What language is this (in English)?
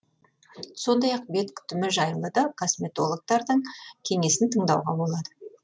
Kazakh